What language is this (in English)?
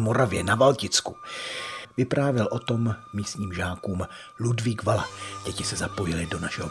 Czech